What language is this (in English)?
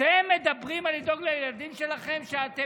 Hebrew